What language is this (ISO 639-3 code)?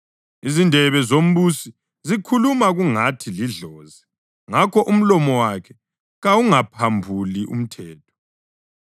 nde